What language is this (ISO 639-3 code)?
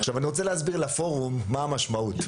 heb